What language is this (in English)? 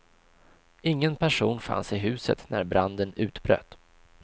Swedish